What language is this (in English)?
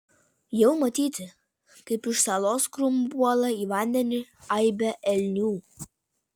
Lithuanian